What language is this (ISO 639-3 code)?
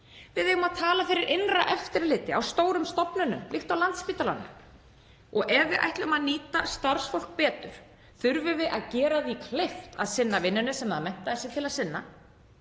isl